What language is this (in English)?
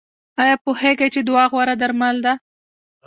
Pashto